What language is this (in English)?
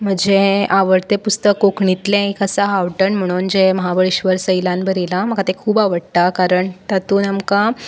Konkani